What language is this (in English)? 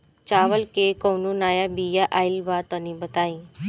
Bhojpuri